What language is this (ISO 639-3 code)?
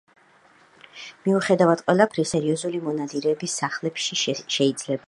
kat